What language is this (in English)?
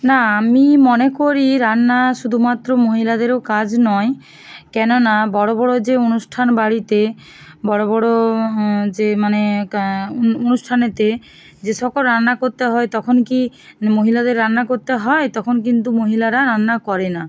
Bangla